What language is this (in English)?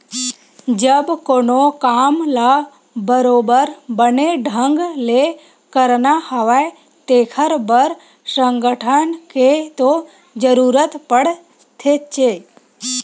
Chhattisgarhi